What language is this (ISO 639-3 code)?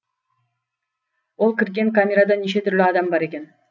kaz